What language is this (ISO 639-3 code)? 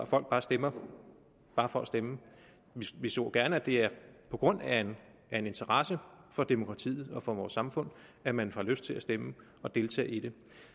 dan